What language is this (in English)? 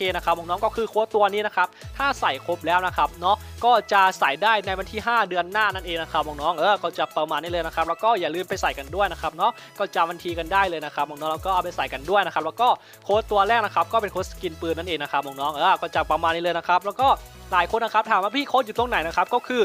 Thai